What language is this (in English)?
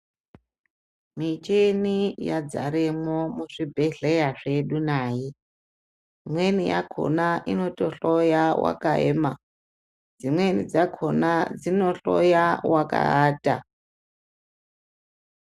Ndau